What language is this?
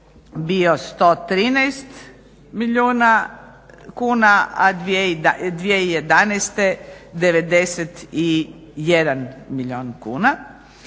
Croatian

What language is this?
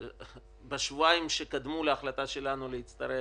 Hebrew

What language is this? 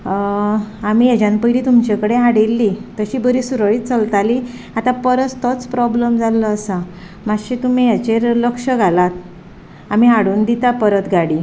Konkani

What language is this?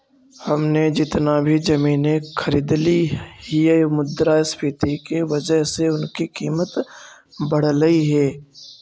Magahi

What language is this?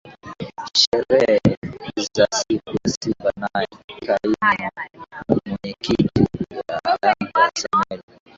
Swahili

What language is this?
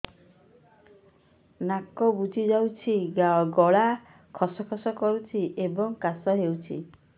Odia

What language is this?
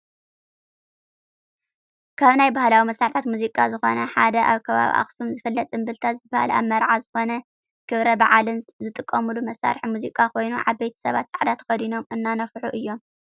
Tigrinya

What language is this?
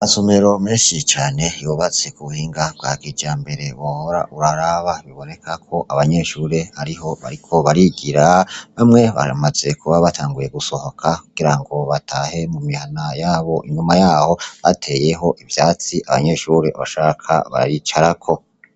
Rundi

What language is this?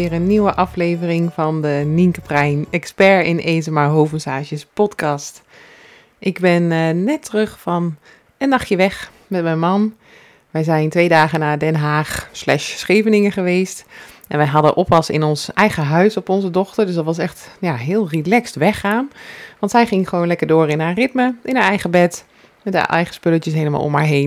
Dutch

